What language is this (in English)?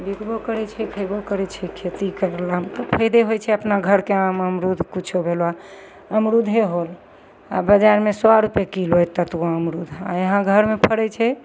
Maithili